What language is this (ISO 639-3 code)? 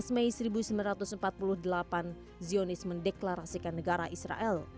ind